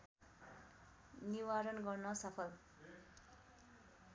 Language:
Nepali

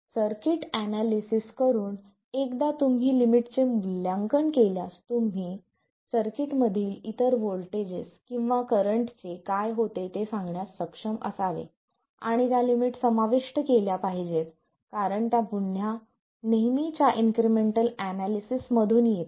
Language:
Marathi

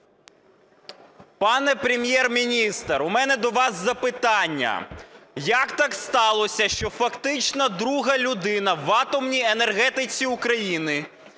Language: Ukrainian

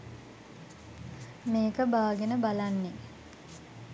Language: Sinhala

